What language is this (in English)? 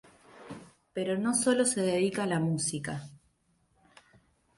Spanish